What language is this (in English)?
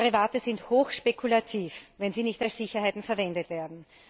German